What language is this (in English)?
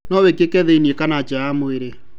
Kikuyu